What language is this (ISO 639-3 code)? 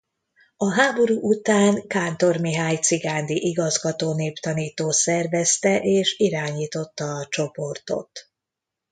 hun